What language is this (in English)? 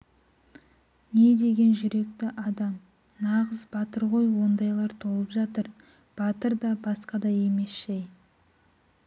Kazakh